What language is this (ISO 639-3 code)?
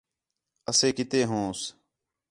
xhe